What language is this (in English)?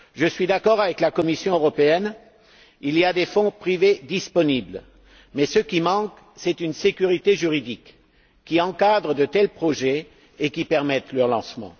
French